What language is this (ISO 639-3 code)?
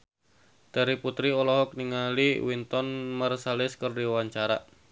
sun